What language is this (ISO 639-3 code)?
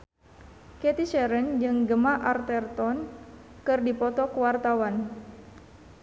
sun